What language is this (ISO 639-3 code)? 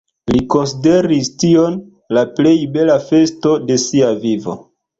epo